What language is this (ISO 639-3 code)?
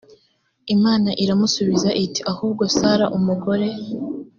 kin